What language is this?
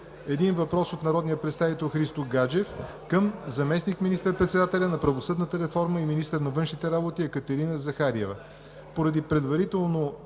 Bulgarian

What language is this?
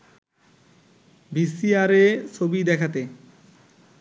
Bangla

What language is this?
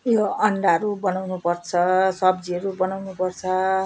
Nepali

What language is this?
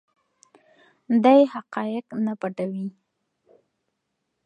Pashto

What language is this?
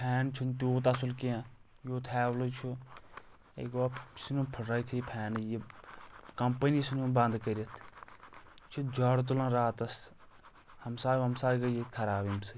Kashmiri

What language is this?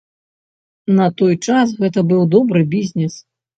Belarusian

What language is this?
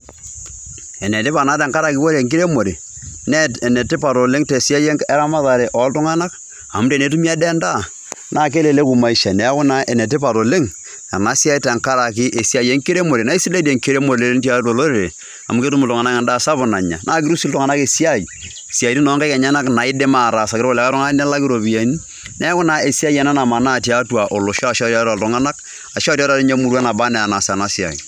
Masai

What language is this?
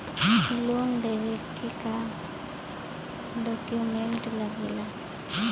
Bhojpuri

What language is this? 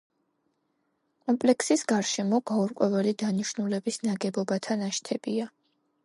Georgian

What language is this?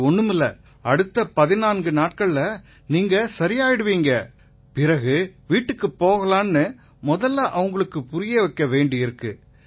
Tamil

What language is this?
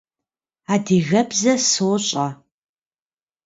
Kabardian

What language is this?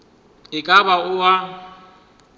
Northern Sotho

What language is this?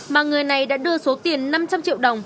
Vietnamese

